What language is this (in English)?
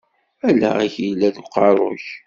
Kabyle